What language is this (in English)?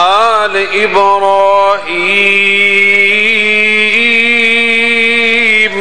Arabic